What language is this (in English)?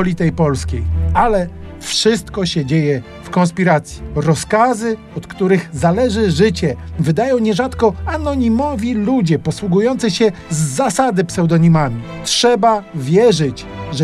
Polish